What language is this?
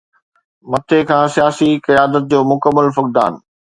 Sindhi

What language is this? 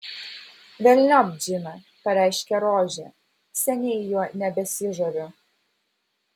Lithuanian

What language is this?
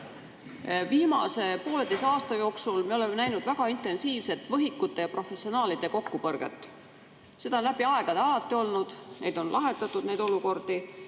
Estonian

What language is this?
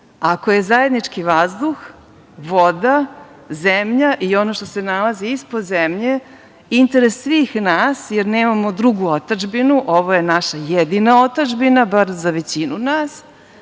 Serbian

